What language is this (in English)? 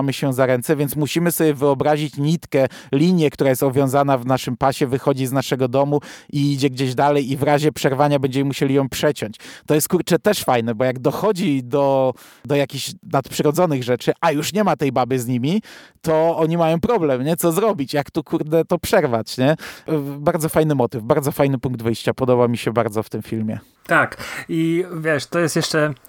Polish